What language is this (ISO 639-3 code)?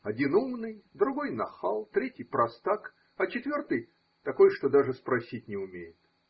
rus